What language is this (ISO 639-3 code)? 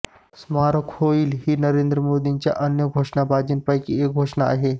mar